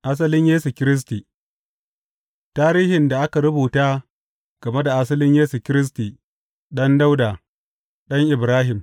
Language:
Hausa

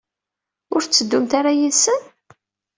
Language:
Kabyle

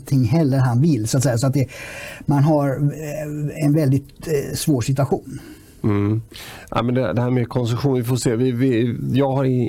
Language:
Swedish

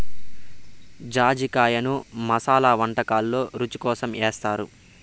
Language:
Telugu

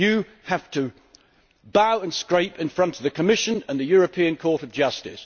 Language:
English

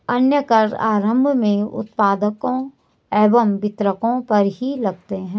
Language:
Hindi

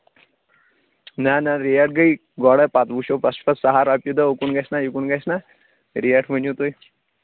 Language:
Kashmiri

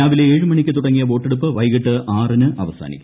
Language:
Malayalam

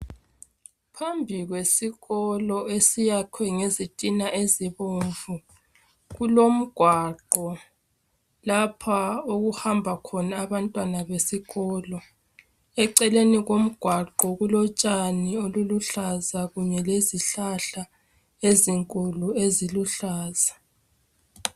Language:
North Ndebele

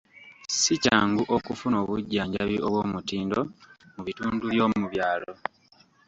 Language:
Ganda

